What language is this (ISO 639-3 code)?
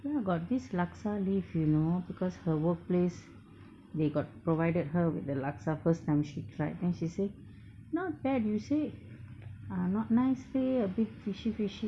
eng